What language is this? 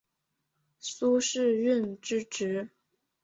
Chinese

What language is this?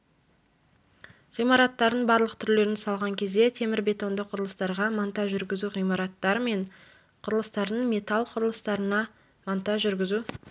Kazakh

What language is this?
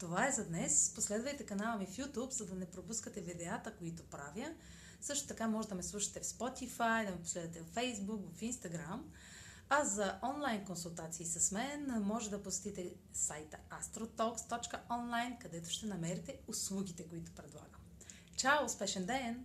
Bulgarian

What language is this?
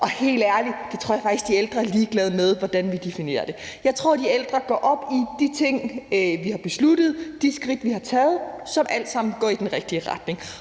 Danish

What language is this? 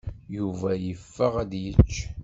Kabyle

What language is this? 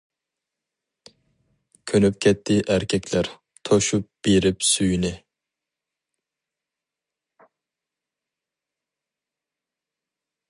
Uyghur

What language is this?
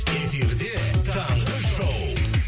Kazakh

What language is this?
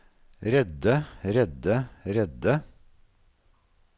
Norwegian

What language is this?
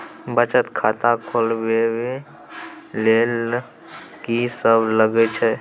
Maithili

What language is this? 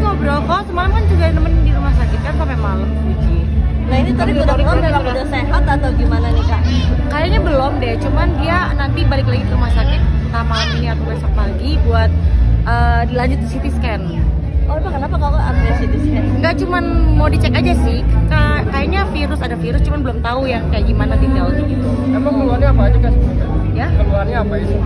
Indonesian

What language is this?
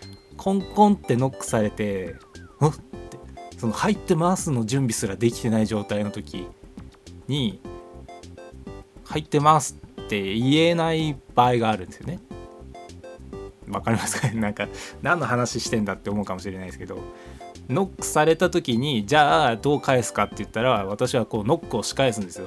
Japanese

